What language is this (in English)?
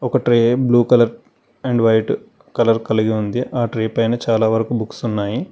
Telugu